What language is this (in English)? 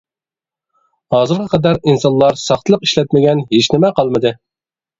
Uyghur